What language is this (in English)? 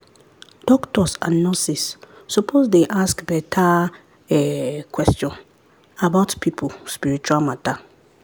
Nigerian Pidgin